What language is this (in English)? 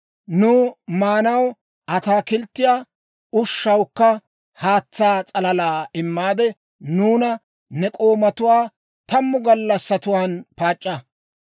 Dawro